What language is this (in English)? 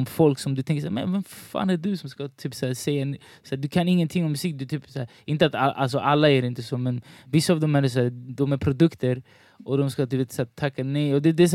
Swedish